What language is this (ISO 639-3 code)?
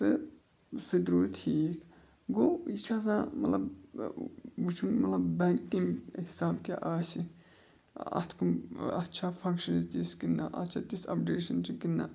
kas